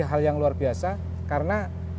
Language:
Indonesian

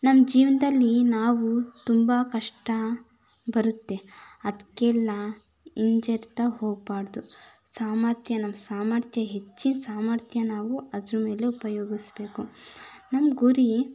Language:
Kannada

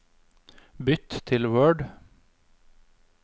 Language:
Norwegian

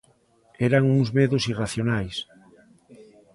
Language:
Galician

